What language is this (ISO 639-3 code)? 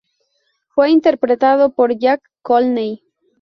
spa